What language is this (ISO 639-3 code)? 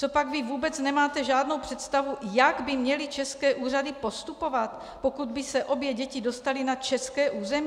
ces